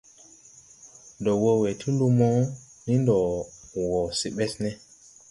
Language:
Tupuri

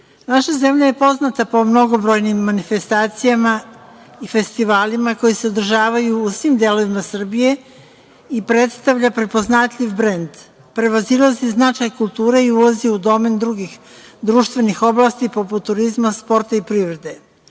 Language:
Serbian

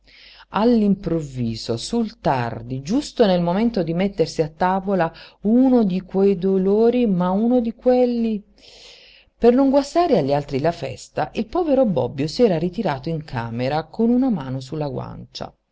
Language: Italian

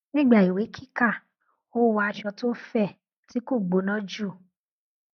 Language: Yoruba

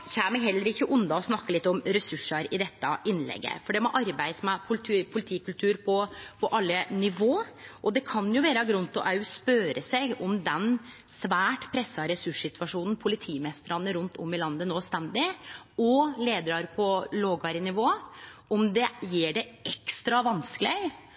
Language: Norwegian Nynorsk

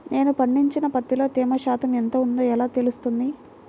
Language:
Telugu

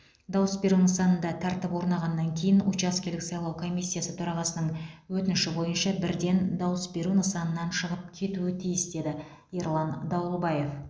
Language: Kazakh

